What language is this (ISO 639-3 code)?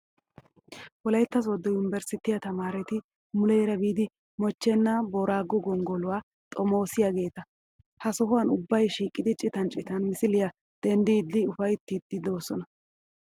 wal